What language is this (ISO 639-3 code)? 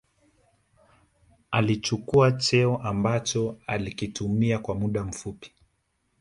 swa